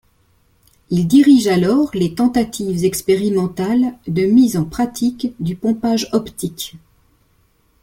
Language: French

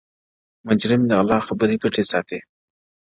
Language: Pashto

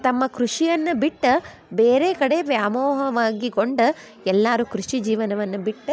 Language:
Kannada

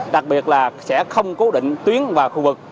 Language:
Vietnamese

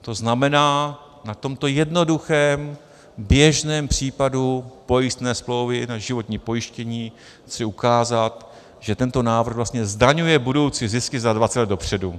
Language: Czech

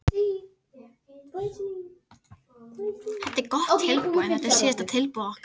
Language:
Icelandic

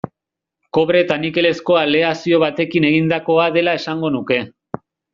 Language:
Basque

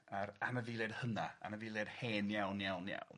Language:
Welsh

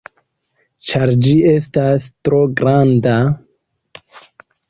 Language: Esperanto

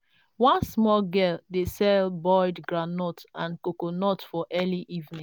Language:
Nigerian Pidgin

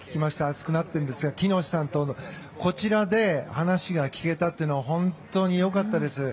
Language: Japanese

